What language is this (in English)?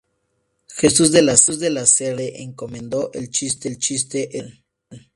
Spanish